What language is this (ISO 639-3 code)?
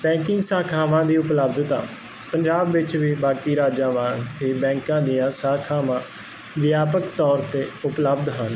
pan